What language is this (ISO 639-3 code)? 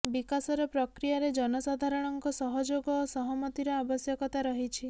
ori